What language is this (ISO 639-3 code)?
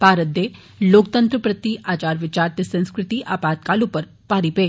doi